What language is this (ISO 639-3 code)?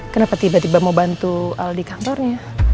ind